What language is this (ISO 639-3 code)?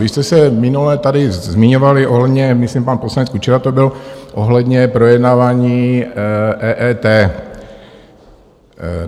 ces